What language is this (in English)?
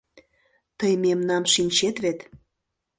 Mari